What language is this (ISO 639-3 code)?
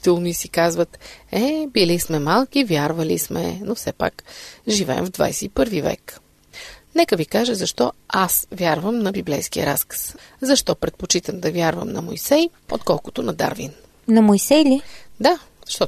bul